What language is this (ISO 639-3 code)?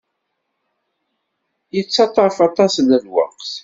kab